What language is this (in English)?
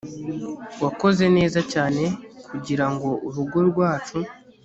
Kinyarwanda